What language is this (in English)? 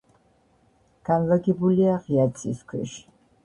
Georgian